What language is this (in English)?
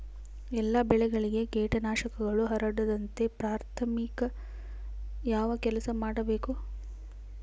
Kannada